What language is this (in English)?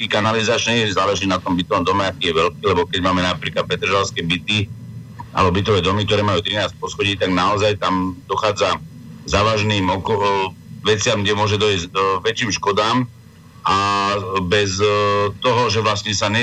Slovak